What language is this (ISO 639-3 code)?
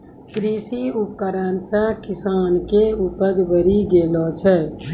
mai